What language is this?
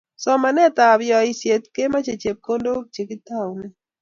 Kalenjin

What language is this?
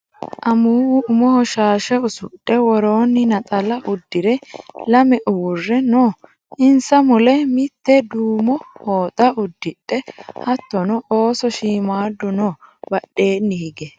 Sidamo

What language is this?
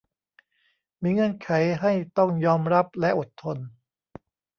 Thai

